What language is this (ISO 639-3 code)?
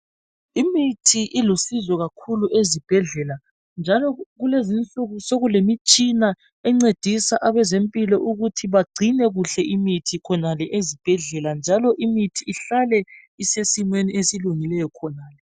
nde